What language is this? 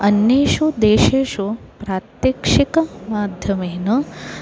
Sanskrit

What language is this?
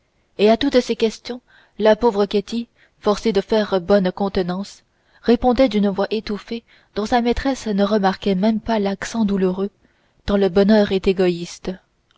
French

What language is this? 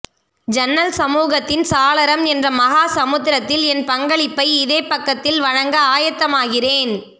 Tamil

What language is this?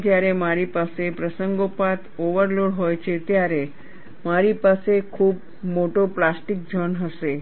Gujarati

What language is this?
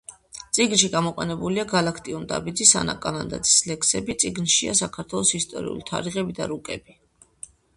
Georgian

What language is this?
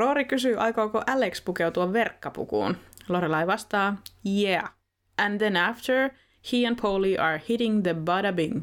Finnish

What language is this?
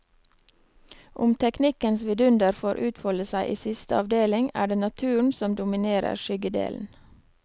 Norwegian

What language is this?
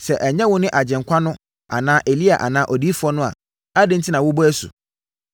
Akan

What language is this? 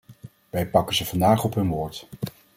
Dutch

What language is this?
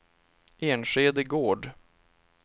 Swedish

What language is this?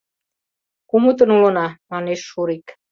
Mari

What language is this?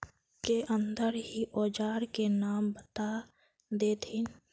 Magahi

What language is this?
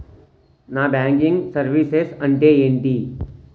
Telugu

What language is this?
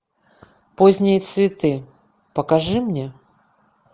Russian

